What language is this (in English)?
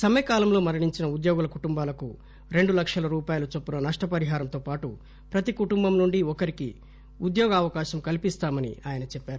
Telugu